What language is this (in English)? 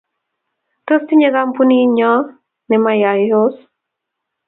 Kalenjin